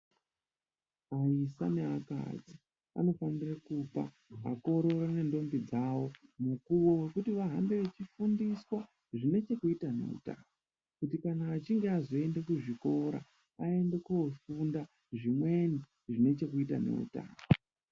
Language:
Ndau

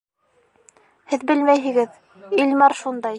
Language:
Bashkir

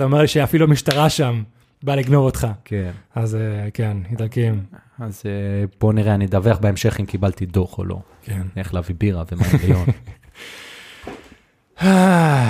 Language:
Hebrew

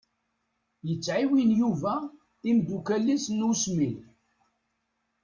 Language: Kabyle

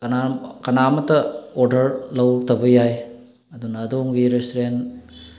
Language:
Manipuri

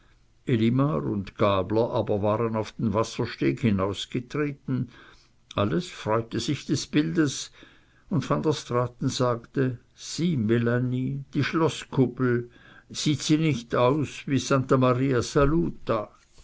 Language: German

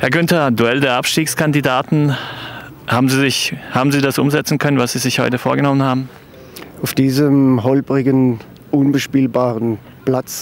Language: German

